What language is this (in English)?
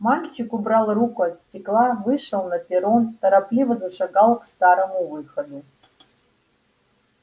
Russian